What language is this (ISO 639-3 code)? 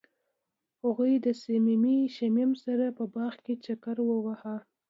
pus